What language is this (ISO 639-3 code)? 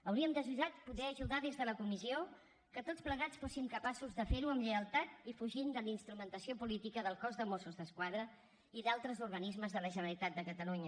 cat